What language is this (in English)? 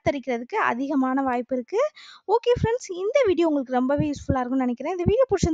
Thai